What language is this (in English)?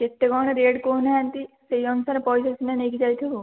Odia